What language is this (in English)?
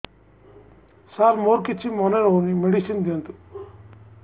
Odia